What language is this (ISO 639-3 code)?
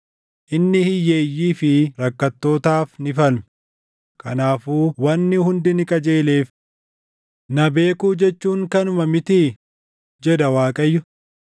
orm